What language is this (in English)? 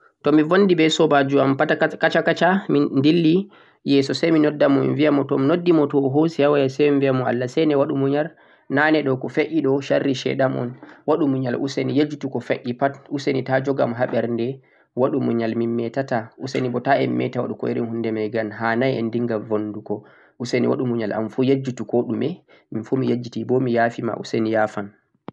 Central-Eastern Niger Fulfulde